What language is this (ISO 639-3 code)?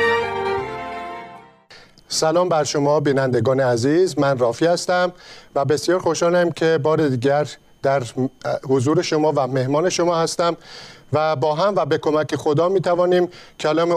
fas